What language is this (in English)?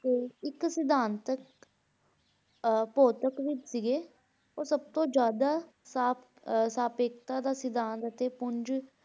Punjabi